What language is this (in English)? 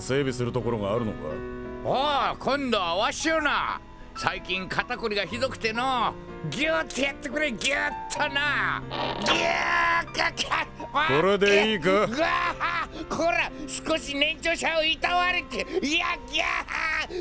Japanese